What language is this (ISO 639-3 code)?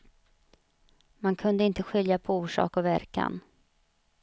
swe